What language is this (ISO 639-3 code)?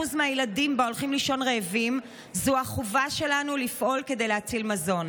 heb